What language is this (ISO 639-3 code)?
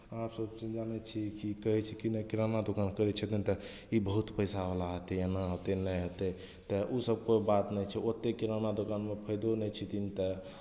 mai